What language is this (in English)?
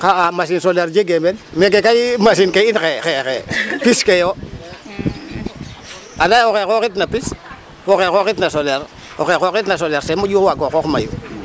Serer